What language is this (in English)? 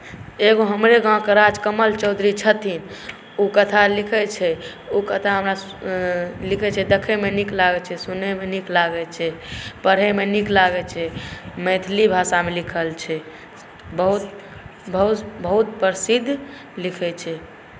Maithili